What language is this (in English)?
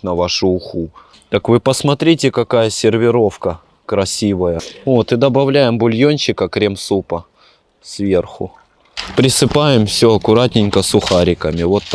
Russian